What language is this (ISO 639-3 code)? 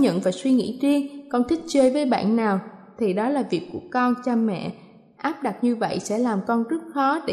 vie